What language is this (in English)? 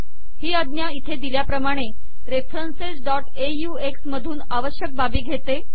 Marathi